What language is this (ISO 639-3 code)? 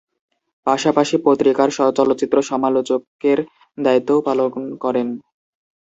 ben